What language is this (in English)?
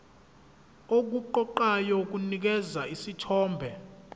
Zulu